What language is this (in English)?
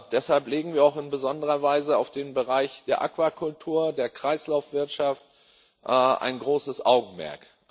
German